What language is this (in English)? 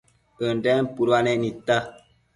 Matsés